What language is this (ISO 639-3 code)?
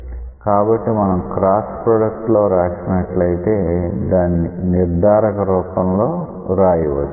tel